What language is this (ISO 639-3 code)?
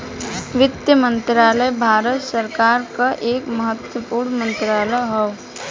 bho